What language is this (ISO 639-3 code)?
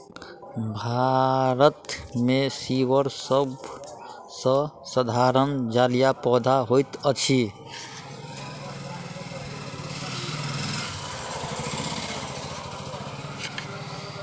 mai